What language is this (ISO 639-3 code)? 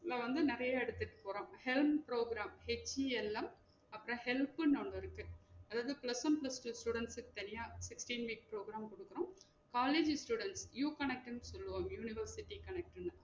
tam